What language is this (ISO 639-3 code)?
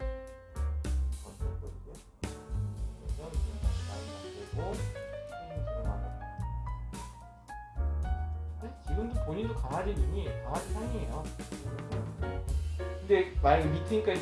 kor